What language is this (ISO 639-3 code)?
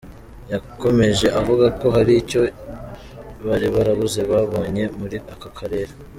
kin